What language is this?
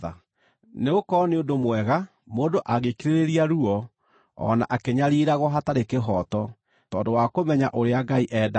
Kikuyu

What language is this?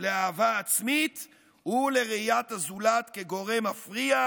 Hebrew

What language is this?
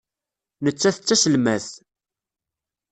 Kabyle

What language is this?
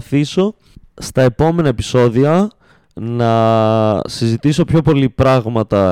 Greek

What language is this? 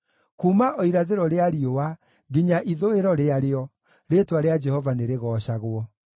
Kikuyu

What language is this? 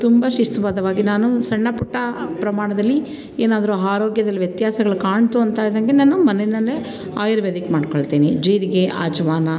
Kannada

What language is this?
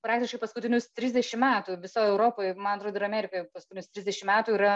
Lithuanian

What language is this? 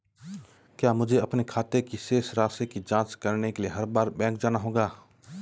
Hindi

